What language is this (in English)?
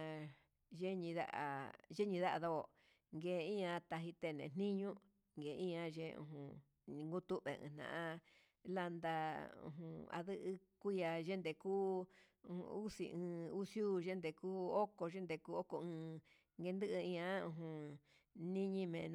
Huitepec Mixtec